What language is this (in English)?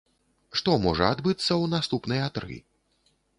Belarusian